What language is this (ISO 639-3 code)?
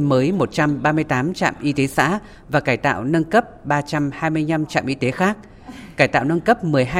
vie